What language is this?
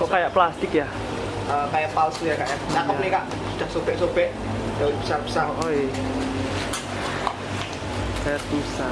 Indonesian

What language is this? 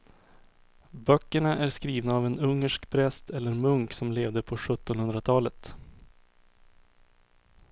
Swedish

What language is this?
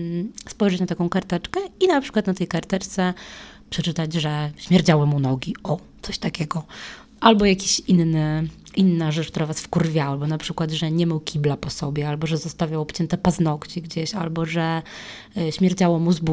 Polish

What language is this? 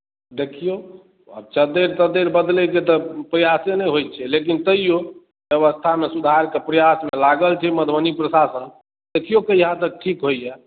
Maithili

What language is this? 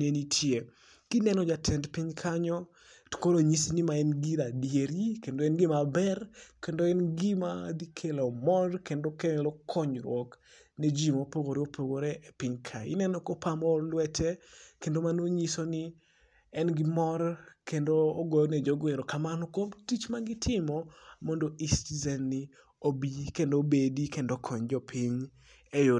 Luo (Kenya and Tanzania)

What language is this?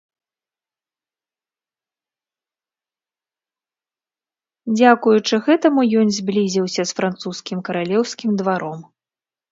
Belarusian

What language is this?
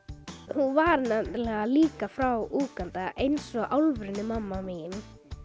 Icelandic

